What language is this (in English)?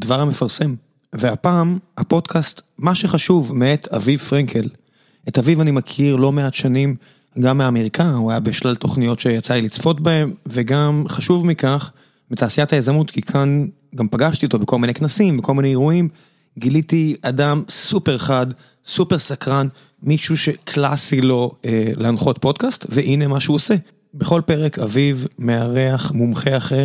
Hebrew